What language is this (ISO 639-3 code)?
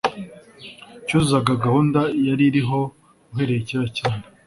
kin